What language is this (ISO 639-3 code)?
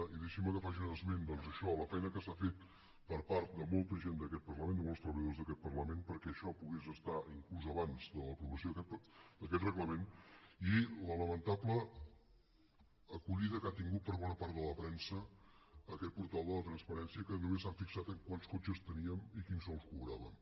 cat